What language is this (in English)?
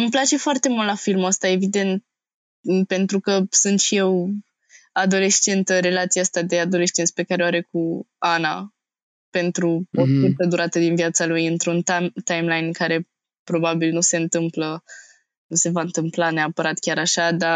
Romanian